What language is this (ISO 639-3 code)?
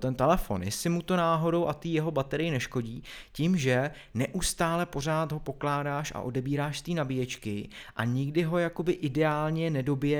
ces